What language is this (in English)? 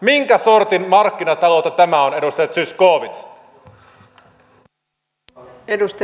Finnish